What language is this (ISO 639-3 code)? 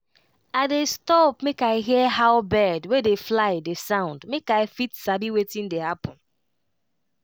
pcm